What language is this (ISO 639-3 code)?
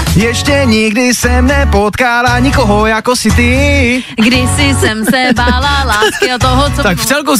ces